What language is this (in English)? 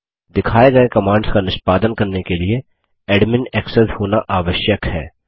Hindi